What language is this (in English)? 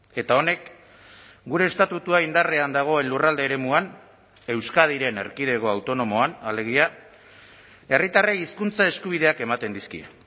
Basque